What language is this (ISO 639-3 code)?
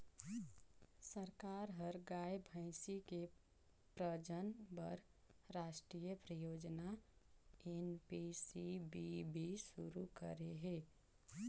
hne